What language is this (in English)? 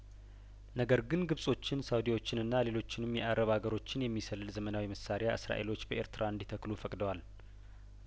Amharic